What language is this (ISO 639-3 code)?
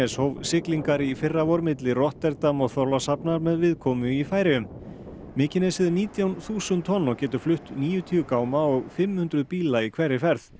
isl